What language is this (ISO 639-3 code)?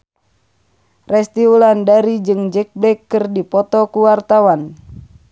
sun